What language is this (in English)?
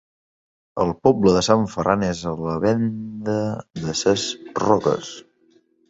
Catalan